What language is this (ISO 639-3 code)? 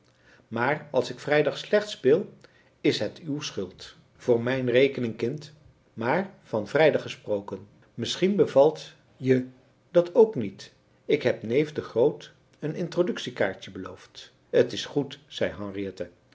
nld